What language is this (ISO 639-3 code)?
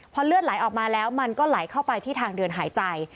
tha